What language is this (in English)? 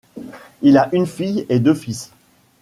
French